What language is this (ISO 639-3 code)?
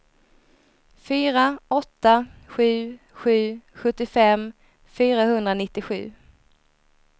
swe